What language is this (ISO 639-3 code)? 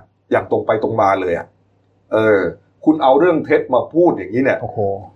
tha